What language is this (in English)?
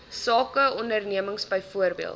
Afrikaans